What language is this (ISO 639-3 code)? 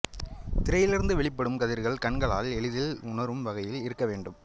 tam